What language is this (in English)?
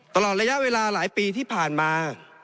Thai